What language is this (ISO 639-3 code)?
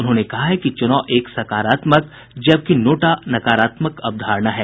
hin